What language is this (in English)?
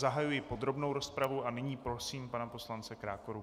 Czech